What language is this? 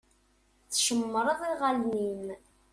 Kabyle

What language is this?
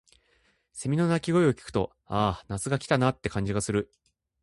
Japanese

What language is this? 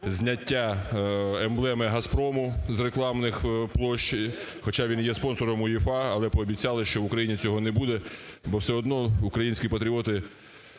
Ukrainian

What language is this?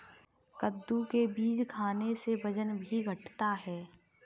Hindi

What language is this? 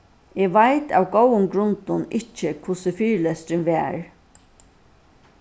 Faroese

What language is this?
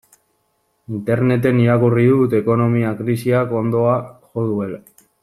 Basque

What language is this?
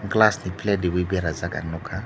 Kok Borok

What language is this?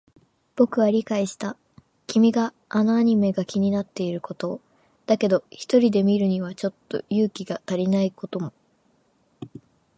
Japanese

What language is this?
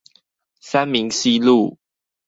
Chinese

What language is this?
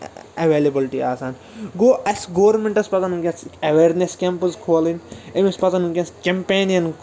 Kashmiri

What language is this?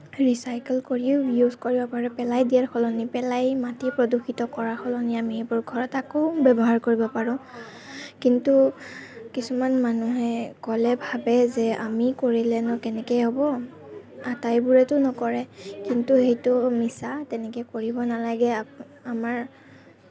Assamese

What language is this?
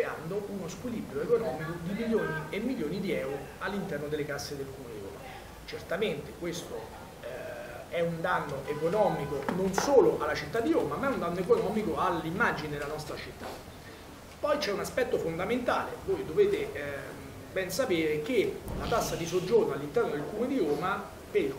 Italian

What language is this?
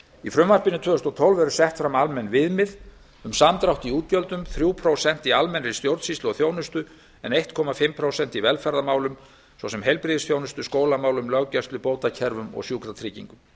Icelandic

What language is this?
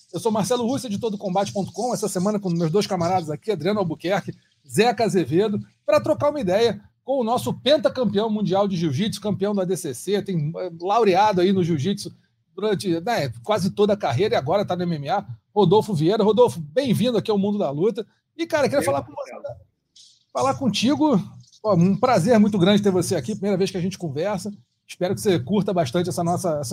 Portuguese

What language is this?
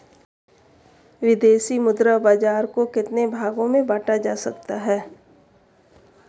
Hindi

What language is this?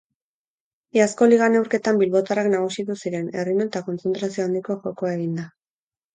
Basque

